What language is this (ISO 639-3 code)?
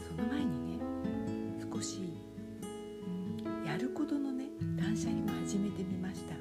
jpn